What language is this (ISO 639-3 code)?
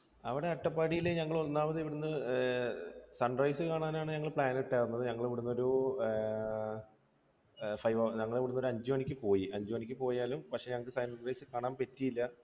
mal